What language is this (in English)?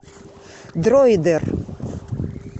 Russian